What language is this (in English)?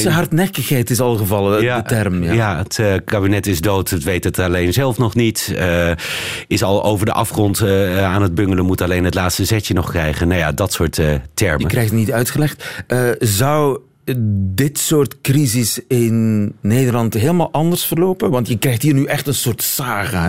Dutch